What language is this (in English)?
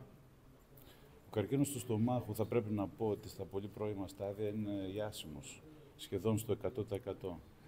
Greek